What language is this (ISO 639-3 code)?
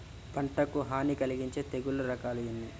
tel